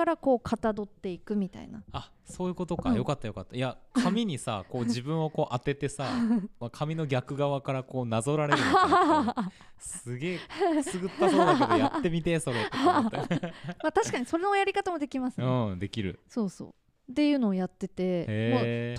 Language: Japanese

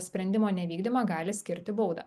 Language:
Lithuanian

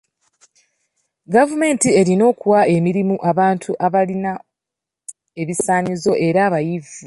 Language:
Ganda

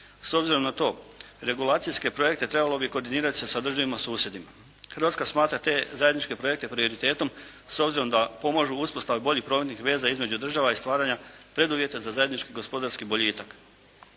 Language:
Croatian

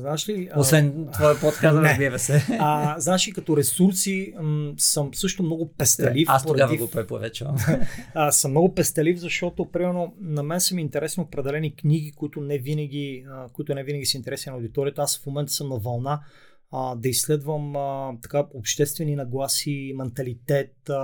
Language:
Bulgarian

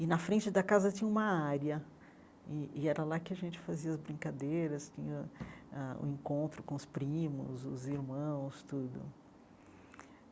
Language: Portuguese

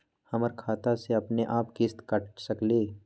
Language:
Magahi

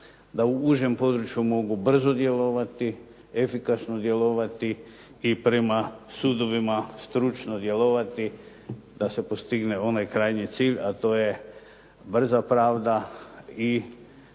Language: Croatian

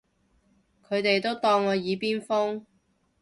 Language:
Cantonese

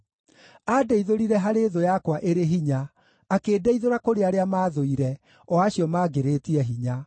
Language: Kikuyu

